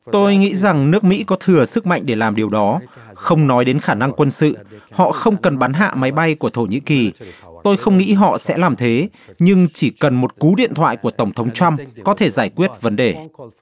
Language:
Vietnamese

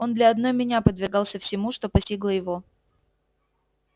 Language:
Russian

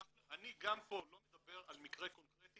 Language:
Hebrew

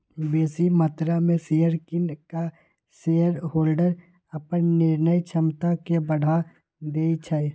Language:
Magahi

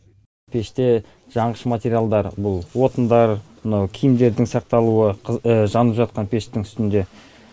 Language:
Kazakh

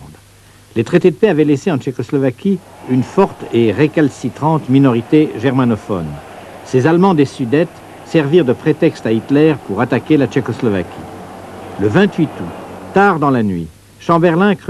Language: French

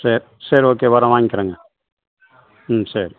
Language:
Tamil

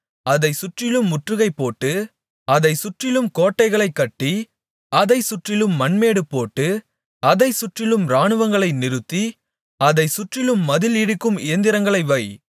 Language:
Tamil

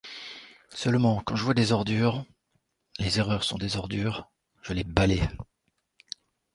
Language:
French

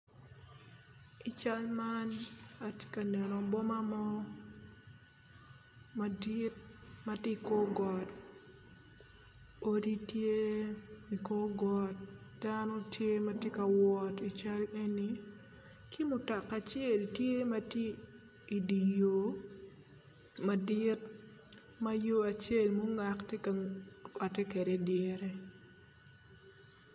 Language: Acoli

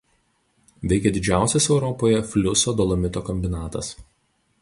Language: Lithuanian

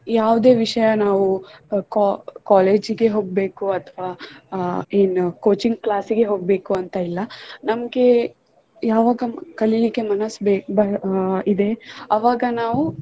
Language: Kannada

